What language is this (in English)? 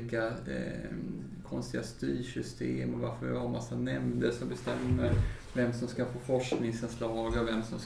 Swedish